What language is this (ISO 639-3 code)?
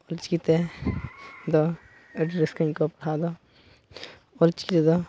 sat